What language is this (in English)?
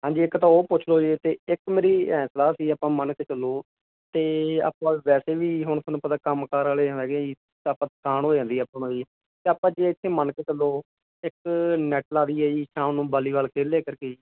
Punjabi